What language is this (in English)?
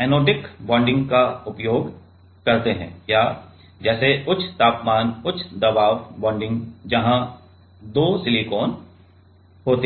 Hindi